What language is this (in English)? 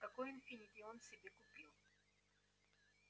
Russian